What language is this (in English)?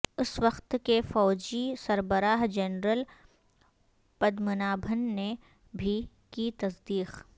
Urdu